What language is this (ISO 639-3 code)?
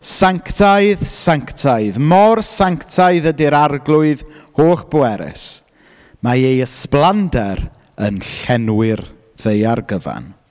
cym